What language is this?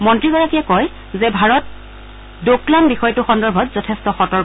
Assamese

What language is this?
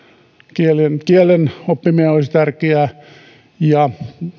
Finnish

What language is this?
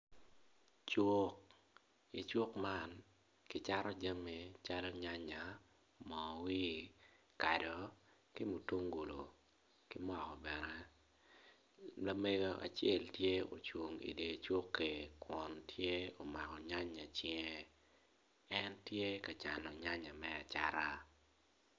Acoli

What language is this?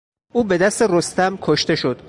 Persian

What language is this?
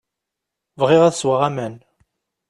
Kabyle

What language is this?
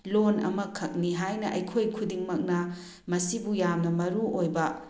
Manipuri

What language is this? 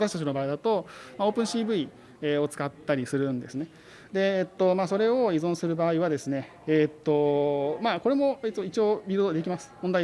Japanese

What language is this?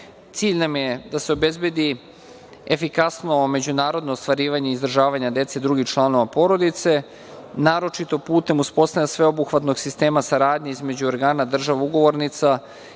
Serbian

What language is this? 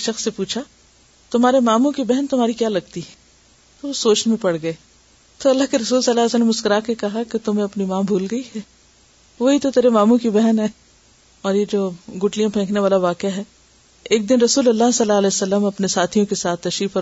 Urdu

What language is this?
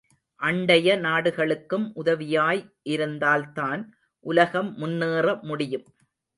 Tamil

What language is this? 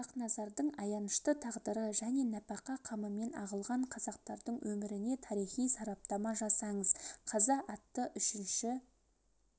Kazakh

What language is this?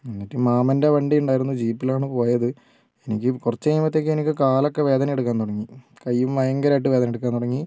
Malayalam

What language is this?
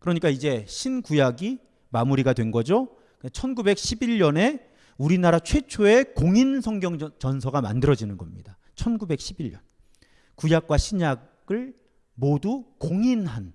Korean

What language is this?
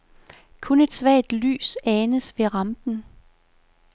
Danish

